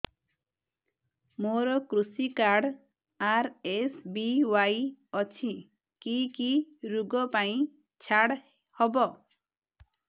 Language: Odia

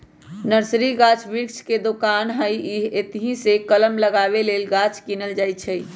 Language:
Magahi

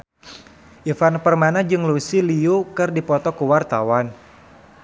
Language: Sundanese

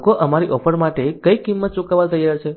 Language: Gujarati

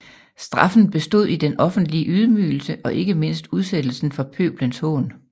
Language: Danish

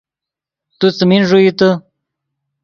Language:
Yidgha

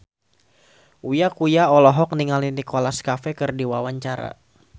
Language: Sundanese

